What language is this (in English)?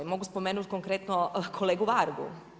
Croatian